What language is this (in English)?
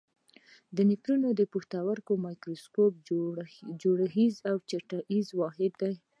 Pashto